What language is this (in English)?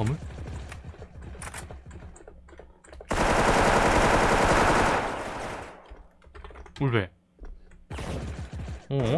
Korean